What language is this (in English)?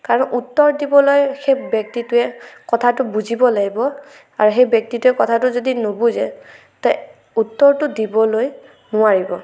Assamese